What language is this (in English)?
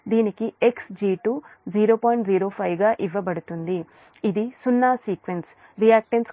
Telugu